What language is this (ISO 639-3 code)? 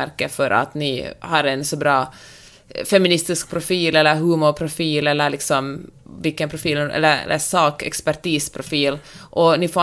swe